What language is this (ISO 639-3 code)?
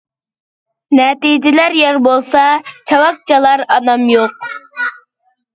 uig